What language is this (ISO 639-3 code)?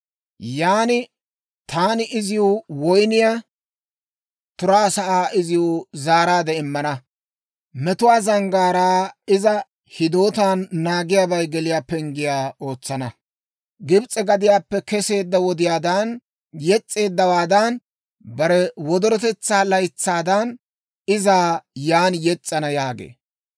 dwr